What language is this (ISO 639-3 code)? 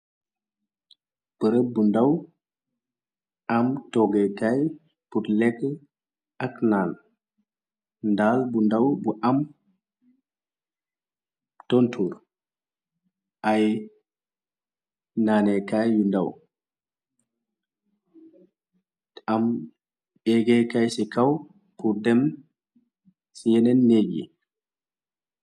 wol